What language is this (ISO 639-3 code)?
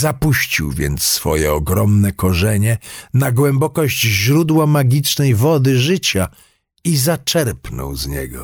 pol